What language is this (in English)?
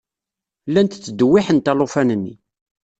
Kabyle